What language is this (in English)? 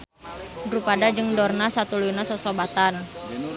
Sundanese